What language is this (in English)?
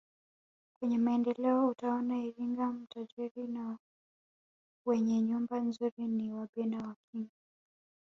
Swahili